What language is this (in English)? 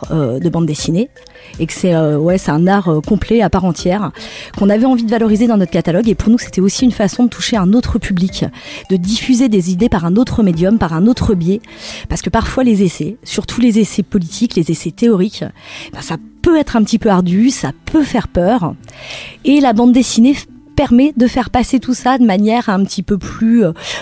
French